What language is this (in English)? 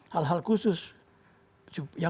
Indonesian